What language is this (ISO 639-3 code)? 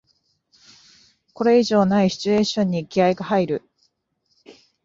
jpn